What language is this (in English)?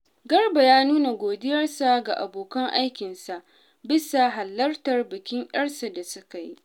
Hausa